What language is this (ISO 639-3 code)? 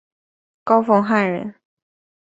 zho